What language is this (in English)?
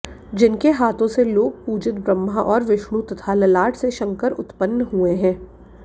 Hindi